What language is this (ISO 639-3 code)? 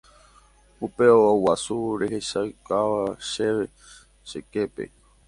grn